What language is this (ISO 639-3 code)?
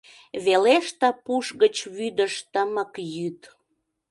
chm